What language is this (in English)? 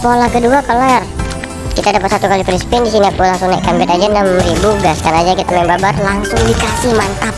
Indonesian